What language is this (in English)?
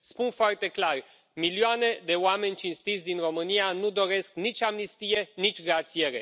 Romanian